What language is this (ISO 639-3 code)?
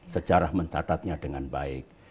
ind